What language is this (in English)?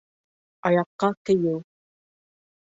Bashkir